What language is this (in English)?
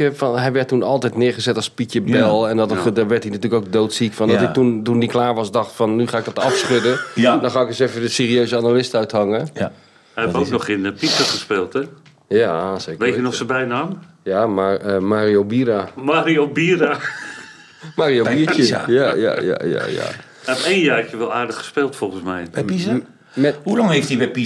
Dutch